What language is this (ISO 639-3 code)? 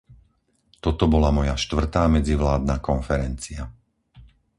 slk